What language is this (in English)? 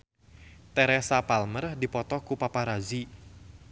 Sundanese